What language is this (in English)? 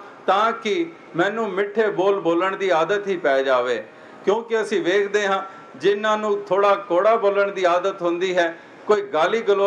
Hindi